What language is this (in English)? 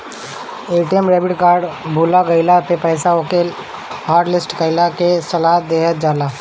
Bhojpuri